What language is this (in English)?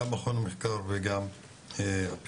Hebrew